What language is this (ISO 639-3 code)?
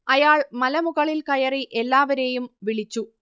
mal